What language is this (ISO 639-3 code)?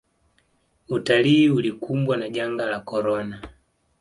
swa